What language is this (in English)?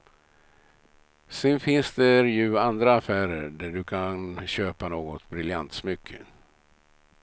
Swedish